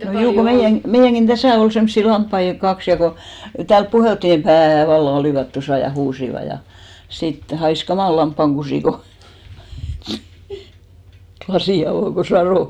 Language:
Finnish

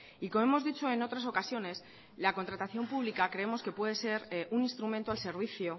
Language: Spanish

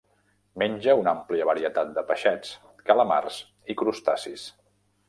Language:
Catalan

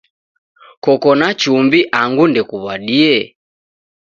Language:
Taita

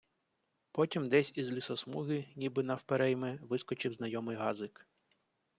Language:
Ukrainian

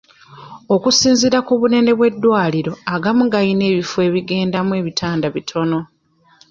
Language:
Ganda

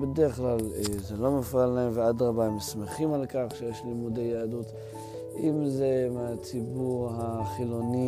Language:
Hebrew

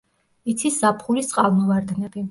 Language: Georgian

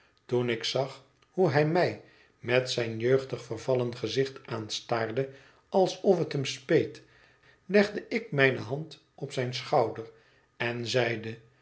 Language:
Dutch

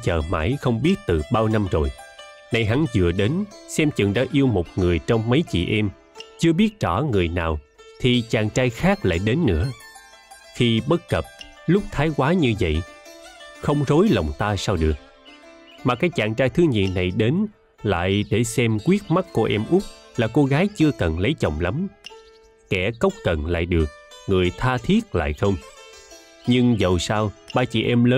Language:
Vietnamese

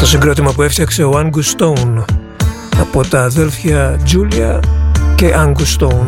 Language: Greek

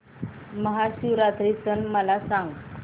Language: Marathi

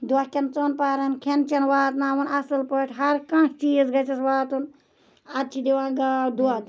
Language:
Kashmiri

